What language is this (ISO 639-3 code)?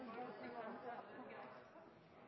nno